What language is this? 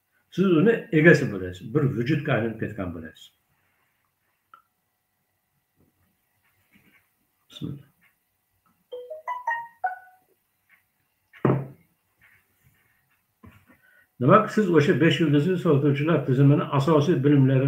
Turkish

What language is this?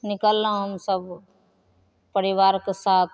Maithili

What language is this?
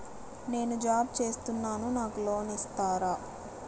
Telugu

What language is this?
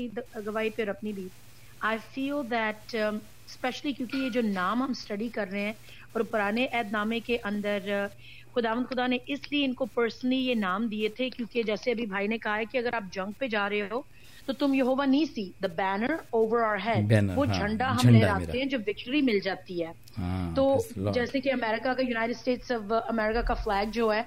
Punjabi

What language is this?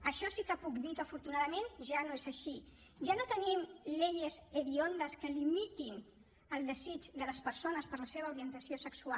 Catalan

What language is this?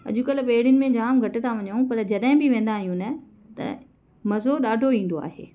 Sindhi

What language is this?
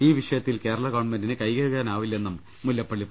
Malayalam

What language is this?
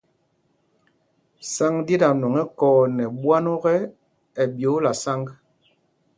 Mpumpong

